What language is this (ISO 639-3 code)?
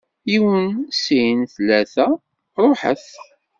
kab